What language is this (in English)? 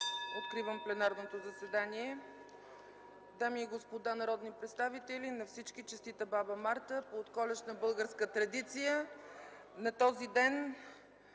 Bulgarian